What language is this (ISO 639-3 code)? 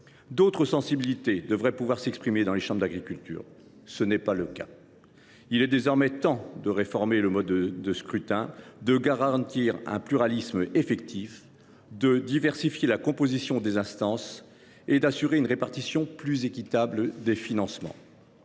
fra